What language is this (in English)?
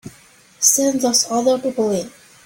English